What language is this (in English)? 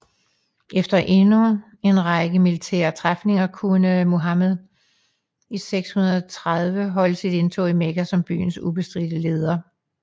Danish